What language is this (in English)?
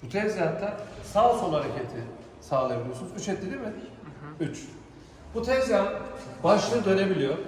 Turkish